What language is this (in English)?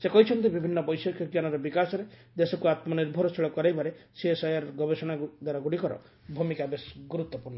Odia